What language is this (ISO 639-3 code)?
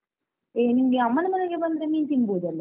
kan